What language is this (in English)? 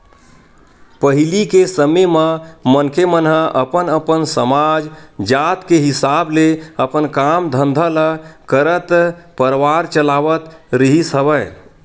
Chhattisgarhi